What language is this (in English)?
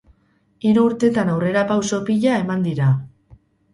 Basque